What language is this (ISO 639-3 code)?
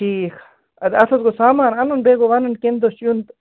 kas